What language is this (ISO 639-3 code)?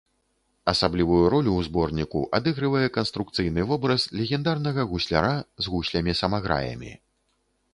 bel